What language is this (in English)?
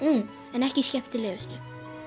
Icelandic